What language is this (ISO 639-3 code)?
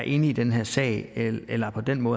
dan